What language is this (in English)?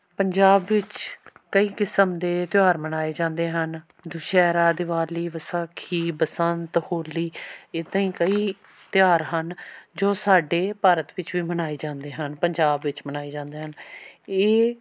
Punjabi